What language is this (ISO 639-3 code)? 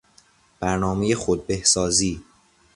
fas